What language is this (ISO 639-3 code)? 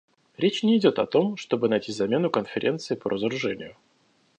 rus